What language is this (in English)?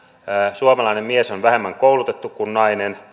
Finnish